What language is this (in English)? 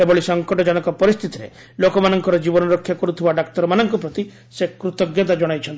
Odia